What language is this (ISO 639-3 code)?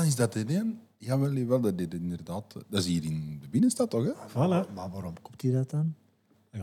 nld